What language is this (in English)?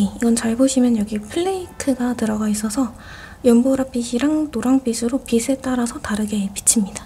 Korean